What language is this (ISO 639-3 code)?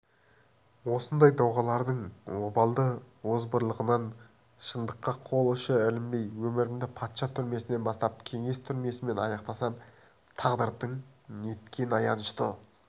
kaz